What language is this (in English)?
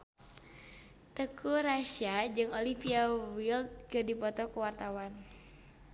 Sundanese